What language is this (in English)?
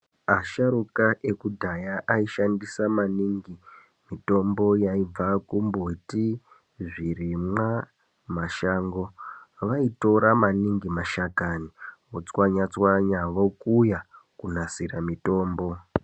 Ndau